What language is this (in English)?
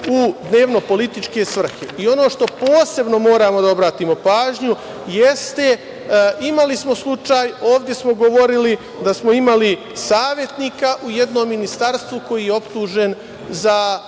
Serbian